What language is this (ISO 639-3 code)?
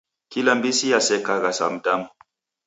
dav